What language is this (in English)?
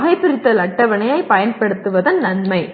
Tamil